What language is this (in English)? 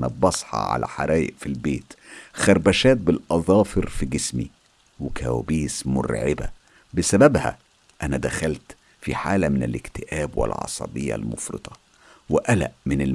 Arabic